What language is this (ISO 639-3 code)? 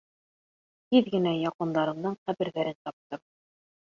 bak